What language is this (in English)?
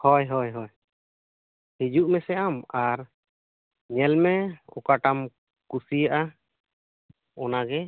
Santali